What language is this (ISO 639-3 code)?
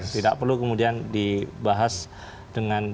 ind